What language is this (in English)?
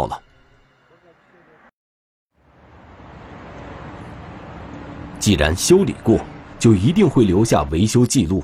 Chinese